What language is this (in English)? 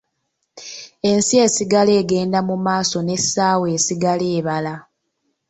Ganda